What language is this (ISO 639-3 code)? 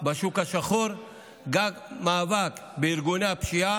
heb